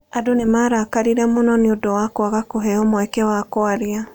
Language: Kikuyu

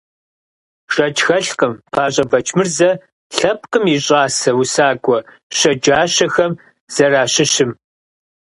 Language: Kabardian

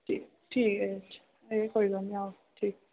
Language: Dogri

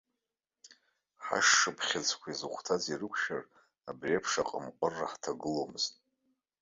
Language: Abkhazian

